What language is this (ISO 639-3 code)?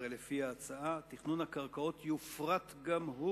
heb